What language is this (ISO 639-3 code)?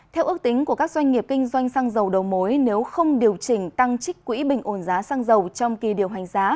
vie